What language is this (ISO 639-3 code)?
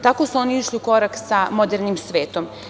srp